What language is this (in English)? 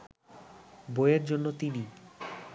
Bangla